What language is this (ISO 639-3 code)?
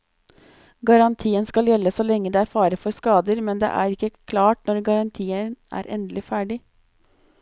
nor